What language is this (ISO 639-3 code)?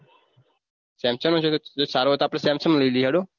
guj